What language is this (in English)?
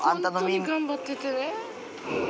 Japanese